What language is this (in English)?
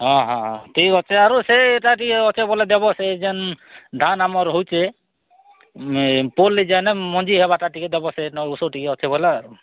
Odia